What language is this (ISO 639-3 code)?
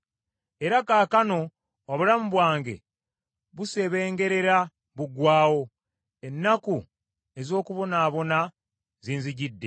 lug